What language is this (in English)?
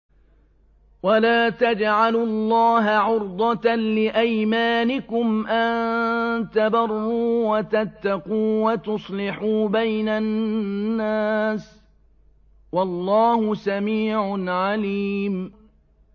Arabic